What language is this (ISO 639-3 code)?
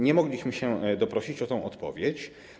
pol